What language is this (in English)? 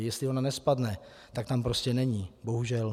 Czech